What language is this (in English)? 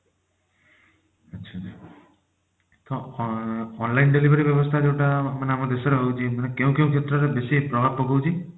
Odia